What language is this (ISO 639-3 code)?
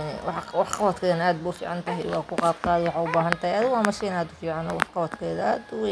som